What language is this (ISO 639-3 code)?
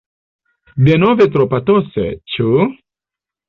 epo